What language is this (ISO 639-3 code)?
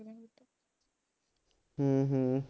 pan